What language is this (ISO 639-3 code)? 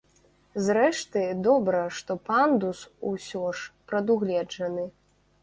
bel